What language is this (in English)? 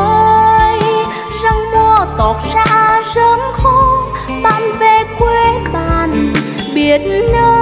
Vietnamese